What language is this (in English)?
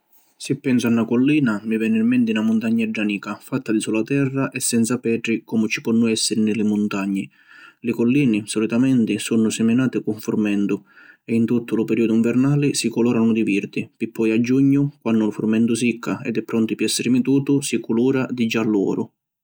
Sicilian